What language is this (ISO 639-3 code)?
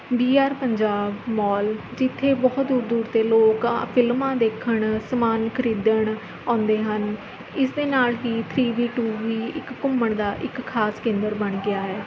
pan